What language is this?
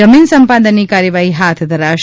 Gujarati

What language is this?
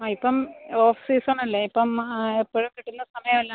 Malayalam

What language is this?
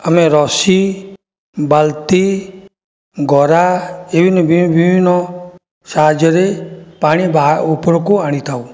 Odia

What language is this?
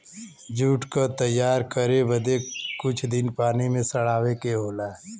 Bhojpuri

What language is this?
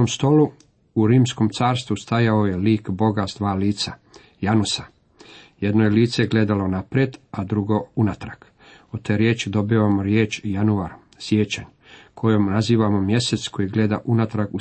Croatian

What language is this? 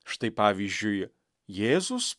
Lithuanian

